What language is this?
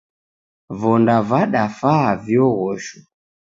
Taita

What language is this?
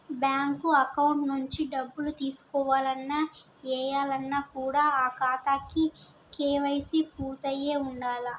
Telugu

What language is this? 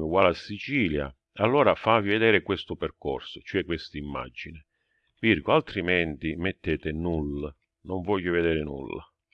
Italian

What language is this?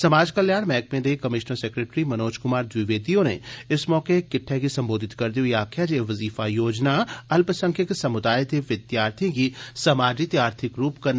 Dogri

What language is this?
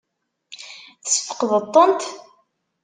Kabyle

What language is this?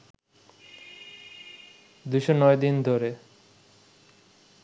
Bangla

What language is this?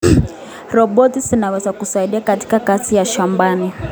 Kalenjin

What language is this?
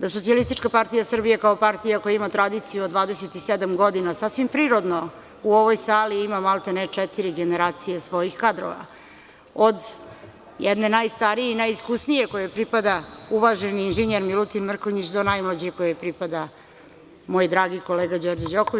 Serbian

